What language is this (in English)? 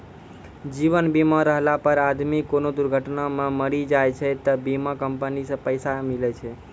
Maithili